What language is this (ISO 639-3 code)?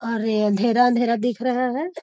mag